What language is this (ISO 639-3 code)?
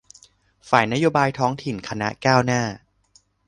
tha